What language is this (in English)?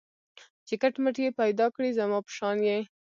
Pashto